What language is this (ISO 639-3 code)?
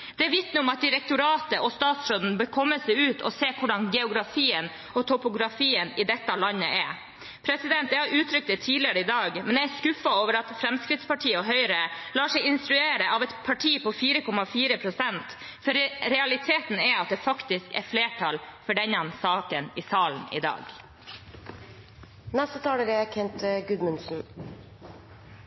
nob